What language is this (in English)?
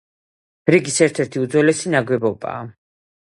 Georgian